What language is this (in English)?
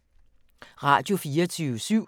Danish